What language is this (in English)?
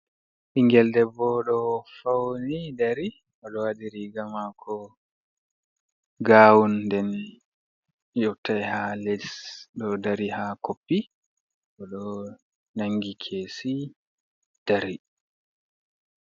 Fula